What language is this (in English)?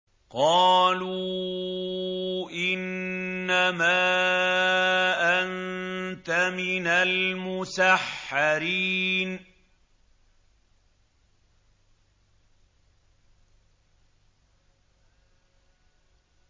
Arabic